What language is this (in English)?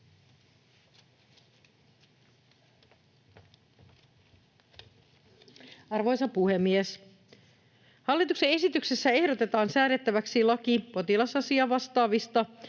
Finnish